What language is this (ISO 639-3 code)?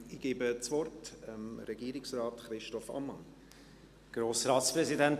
gsw